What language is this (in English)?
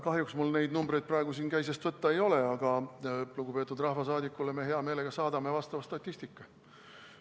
Estonian